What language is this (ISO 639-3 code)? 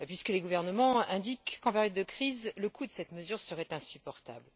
fra